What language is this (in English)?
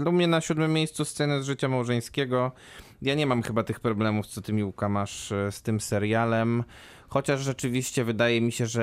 Polish